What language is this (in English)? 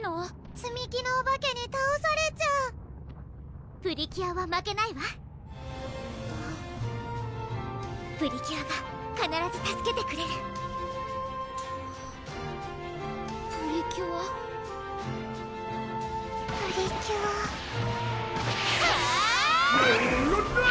Japanese